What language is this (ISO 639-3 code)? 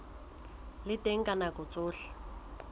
sot